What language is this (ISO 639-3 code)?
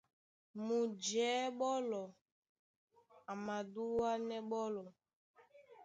dua